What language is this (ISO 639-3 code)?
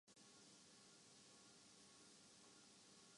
urd